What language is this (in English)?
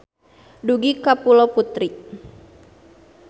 Sundanese